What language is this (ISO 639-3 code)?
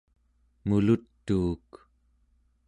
esu